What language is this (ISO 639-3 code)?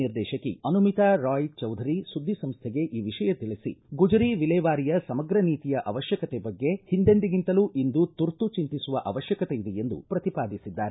kan